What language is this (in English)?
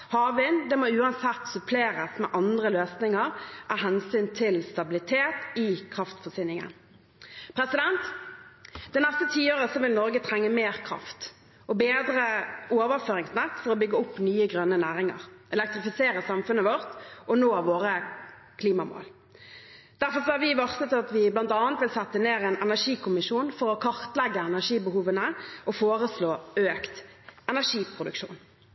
Norwegian Bokmål